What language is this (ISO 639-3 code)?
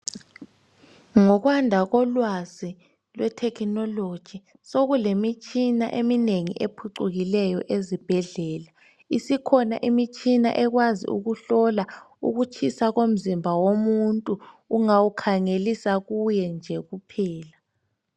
nde